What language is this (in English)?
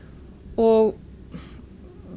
Icelandic